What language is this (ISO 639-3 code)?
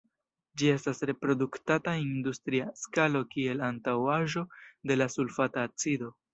epo